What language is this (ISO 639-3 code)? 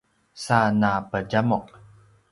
pwn